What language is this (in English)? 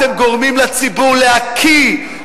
Hebrew